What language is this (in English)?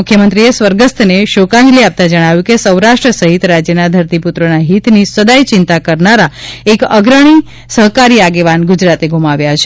Gujarati